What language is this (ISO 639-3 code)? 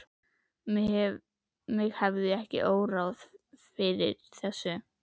isl